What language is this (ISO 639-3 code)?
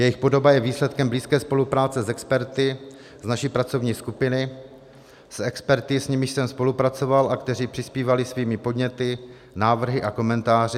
ces